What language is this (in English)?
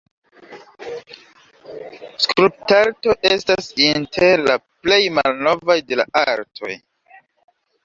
Esperanto